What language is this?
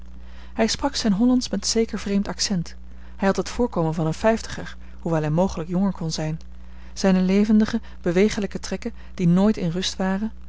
Dutch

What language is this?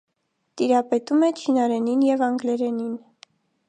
Armenian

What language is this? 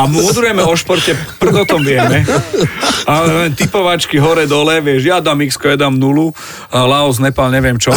Slovak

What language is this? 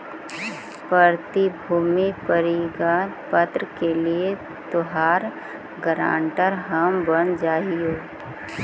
Magahi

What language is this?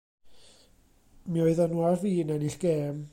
Welsh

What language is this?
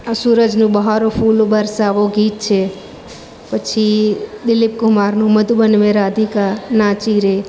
Gujarati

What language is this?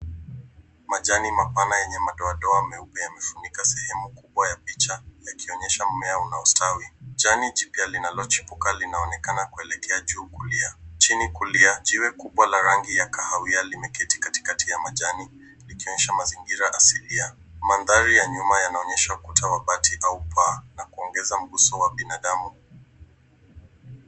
Swahili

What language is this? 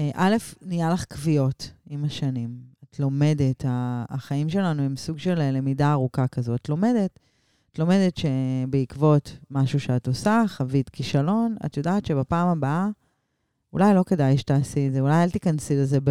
Hebrew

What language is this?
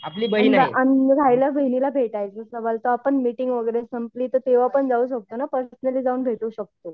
Marathi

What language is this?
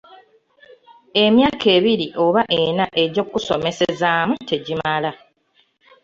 Ganda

